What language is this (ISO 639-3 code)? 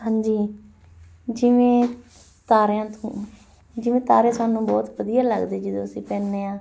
pan